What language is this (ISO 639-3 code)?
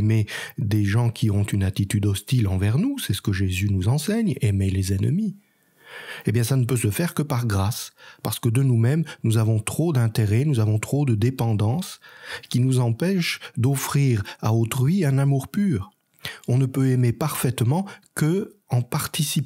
fra